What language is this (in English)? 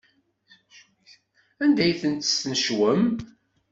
Kabyle